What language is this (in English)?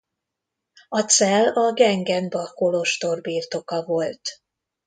Hungarian